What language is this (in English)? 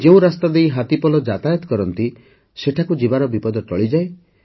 Odia